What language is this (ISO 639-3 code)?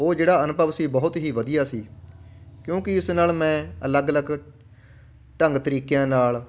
pan